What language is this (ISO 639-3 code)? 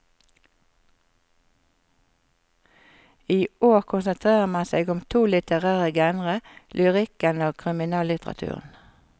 nor